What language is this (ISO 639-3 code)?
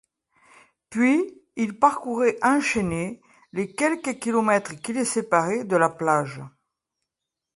fra